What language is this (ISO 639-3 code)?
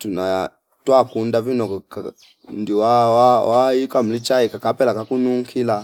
fip